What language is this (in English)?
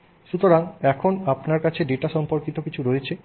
Bangla